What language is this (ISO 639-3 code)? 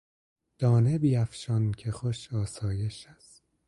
fas